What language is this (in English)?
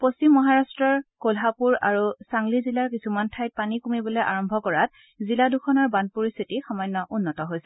Assamese